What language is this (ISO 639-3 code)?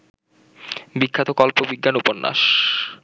ben